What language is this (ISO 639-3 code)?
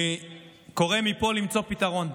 heb